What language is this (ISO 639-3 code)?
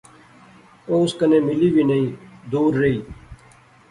phr